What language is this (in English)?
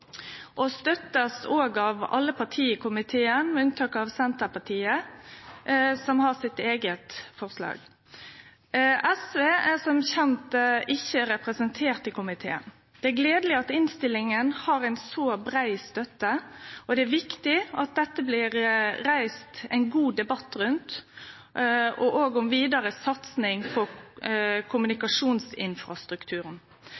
Norwegian Nynorsk